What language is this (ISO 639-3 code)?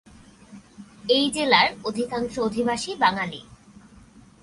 ben